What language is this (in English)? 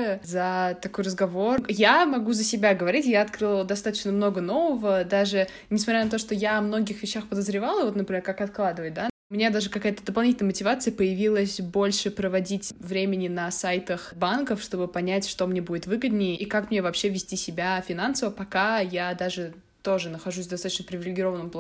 Russian